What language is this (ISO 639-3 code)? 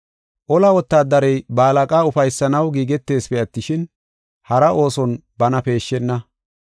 gof